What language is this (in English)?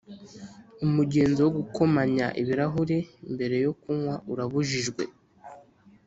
Kinyarwanda